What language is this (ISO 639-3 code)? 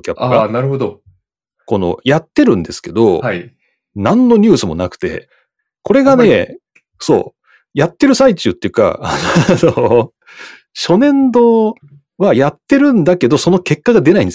jpn